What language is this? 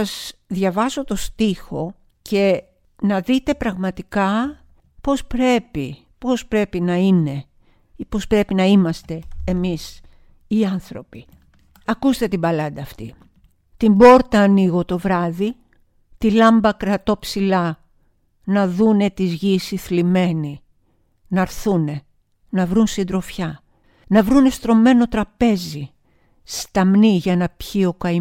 Greek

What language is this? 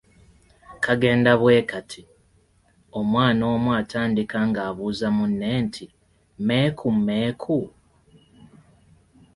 Ganda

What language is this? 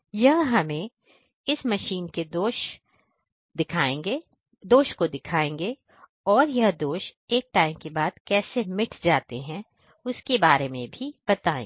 Hindi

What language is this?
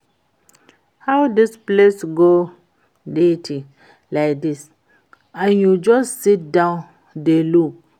Nigerian Pidgin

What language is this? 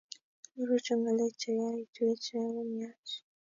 Kalenjin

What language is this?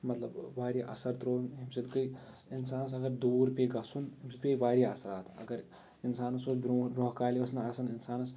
Kashmiri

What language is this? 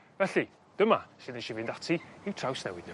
Welsh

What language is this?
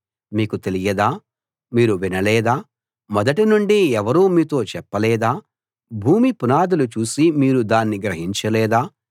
Telugu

